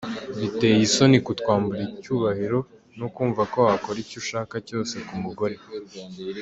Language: Kinyarwanda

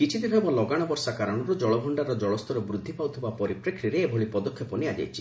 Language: Odia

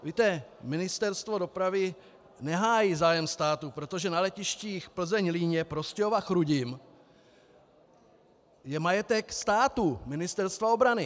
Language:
Czech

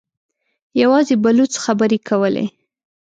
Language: Pashto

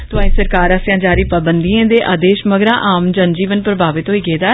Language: Dogri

